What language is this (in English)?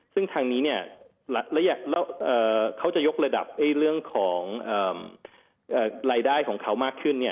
Thai